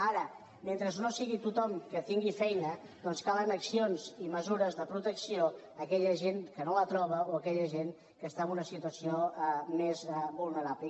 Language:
Catalan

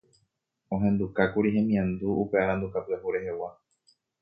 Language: Guarani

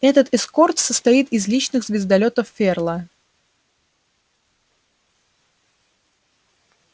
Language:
Russian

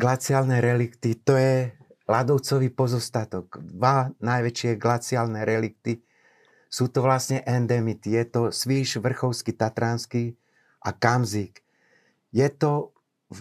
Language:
Slovak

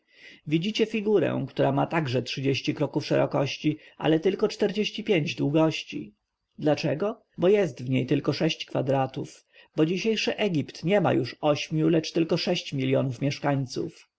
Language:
Polish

